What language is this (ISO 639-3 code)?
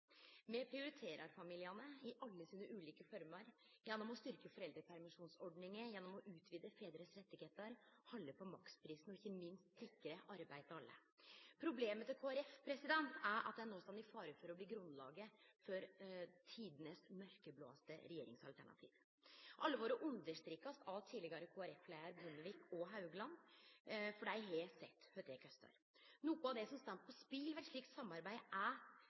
nno